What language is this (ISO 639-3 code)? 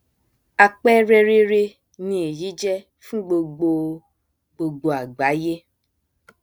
yor